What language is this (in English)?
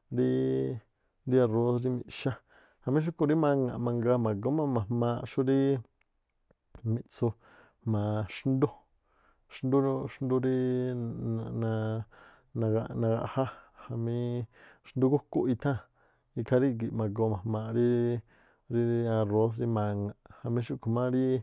Tlacoapa Me'phaa